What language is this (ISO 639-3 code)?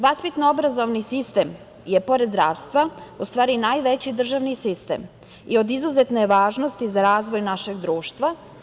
srp